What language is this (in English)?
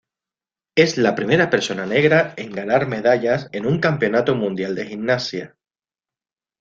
Spanish